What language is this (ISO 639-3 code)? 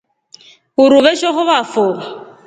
rof